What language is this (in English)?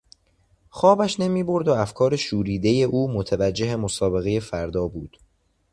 Persian